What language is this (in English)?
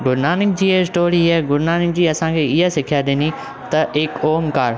Sindhi